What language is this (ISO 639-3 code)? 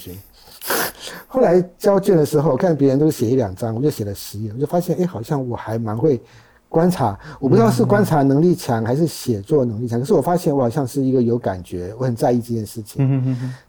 zho